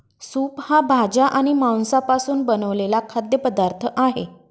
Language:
Marathi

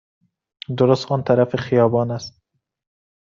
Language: Persian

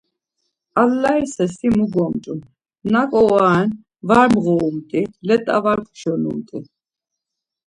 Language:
Laz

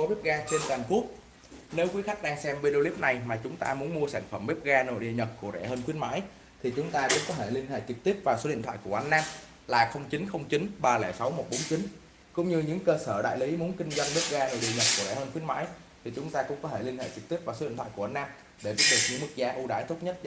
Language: Vietnamese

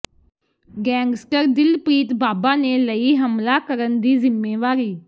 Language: Punjabi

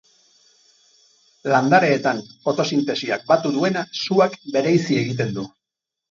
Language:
Basque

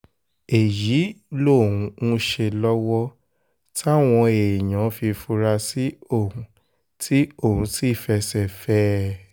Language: Yoruba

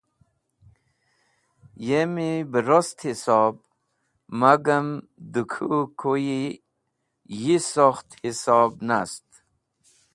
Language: Wakhi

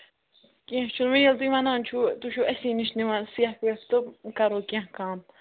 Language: Kashmiri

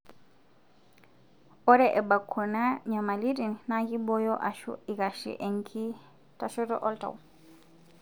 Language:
Masai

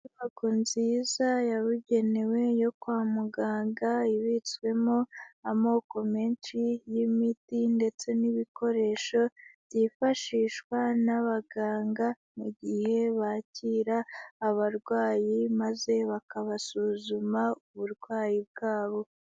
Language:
Kinyarwanda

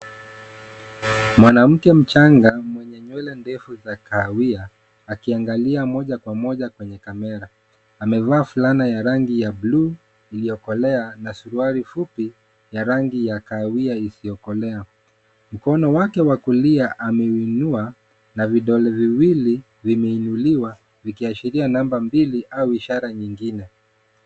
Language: Swahili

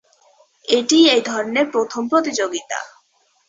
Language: Bangla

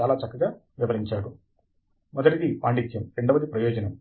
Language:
Telugu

